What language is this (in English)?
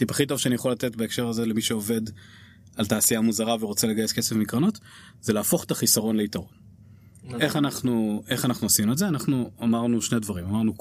Hebrew